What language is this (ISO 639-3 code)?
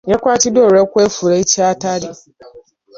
lug